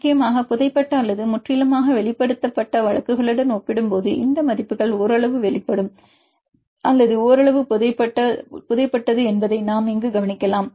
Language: Tamil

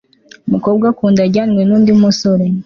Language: Kinyarwanda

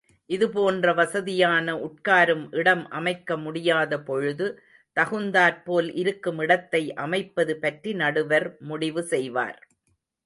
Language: Tamil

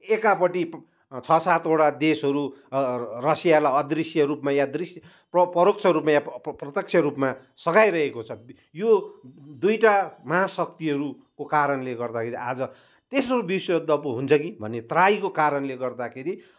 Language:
Nepali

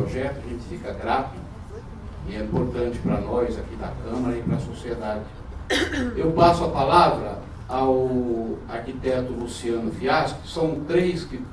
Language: Portuguese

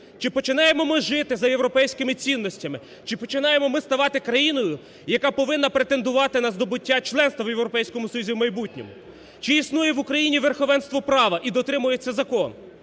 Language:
Ukrainian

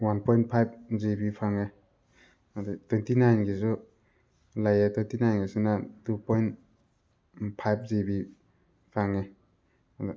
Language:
Manipuri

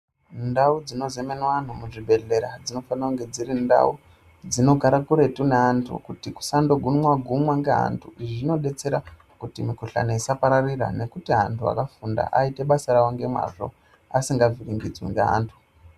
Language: Ndau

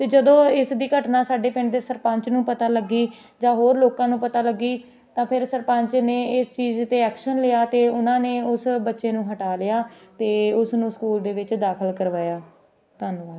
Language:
Punjabi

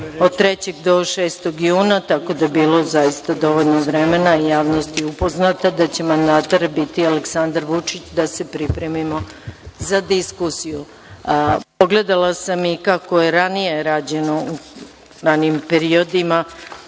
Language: Serbian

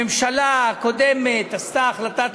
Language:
Hebrew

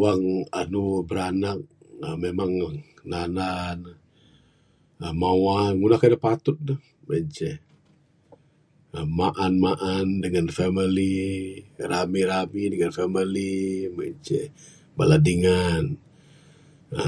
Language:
Bukar-Sadung Bidayuh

